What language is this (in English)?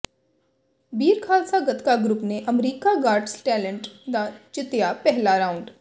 Punjabi